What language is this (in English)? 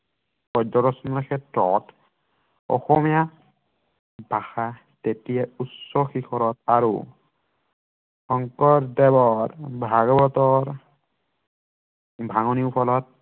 Assamese